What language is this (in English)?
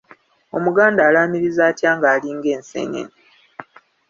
Ganda